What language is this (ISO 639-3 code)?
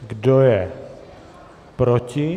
ces